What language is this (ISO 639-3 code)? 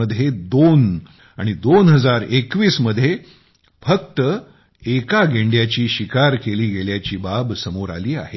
mar